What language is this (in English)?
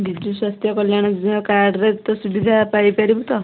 Odia